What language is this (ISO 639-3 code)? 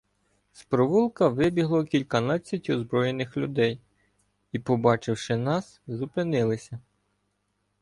ukr